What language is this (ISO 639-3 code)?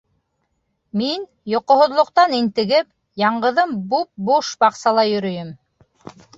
bak